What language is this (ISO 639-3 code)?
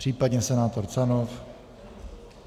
ces